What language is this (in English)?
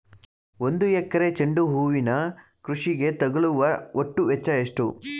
Kannada